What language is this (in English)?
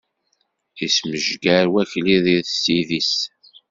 Kabyle